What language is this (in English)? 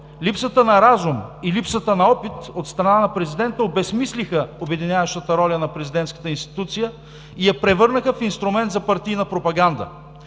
Bulgarian